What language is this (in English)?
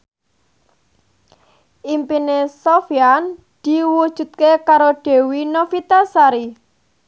Javanese